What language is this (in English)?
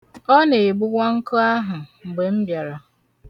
Igbo